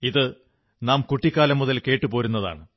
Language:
Malayalam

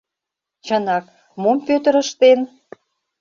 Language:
Mari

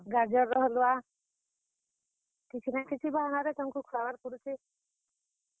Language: Odia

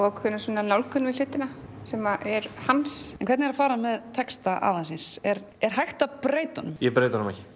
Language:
Icelandic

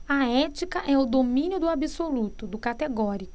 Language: Portuguese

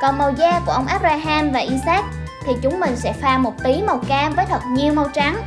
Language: Vietnamese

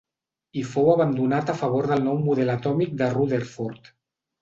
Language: Catalan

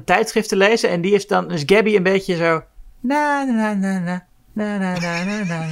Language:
Dutch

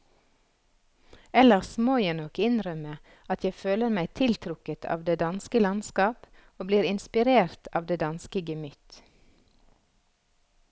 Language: Norwegian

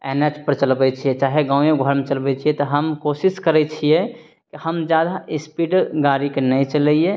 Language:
Maithili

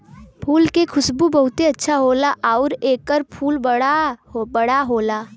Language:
Bhojpuri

